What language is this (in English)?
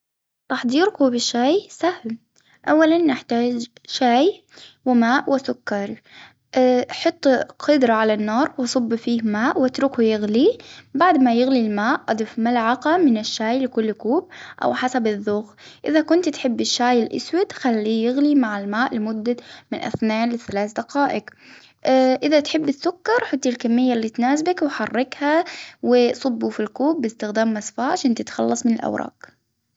Hijazi Arabic